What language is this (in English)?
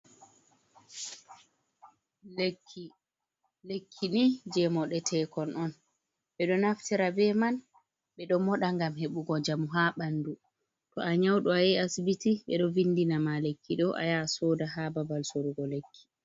Fula